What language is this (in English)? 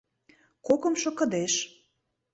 Mari